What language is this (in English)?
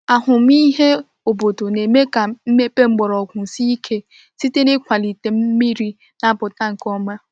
Igbo